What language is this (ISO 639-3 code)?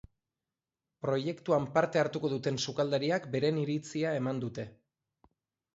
eus